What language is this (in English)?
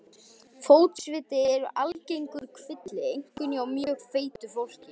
Icelandic